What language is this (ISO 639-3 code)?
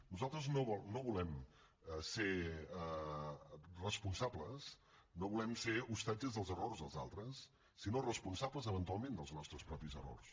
cat